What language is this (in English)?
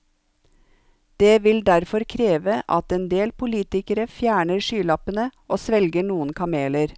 Norwegian